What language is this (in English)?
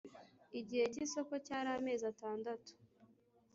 Kinyarwanda